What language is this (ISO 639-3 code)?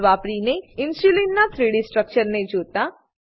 guj